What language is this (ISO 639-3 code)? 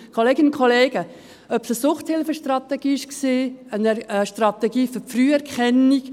gsw